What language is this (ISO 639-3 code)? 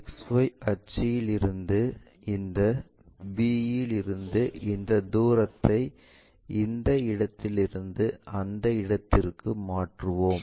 tam